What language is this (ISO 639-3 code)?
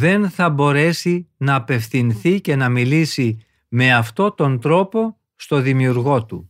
ell